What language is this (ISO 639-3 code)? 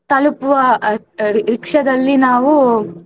kan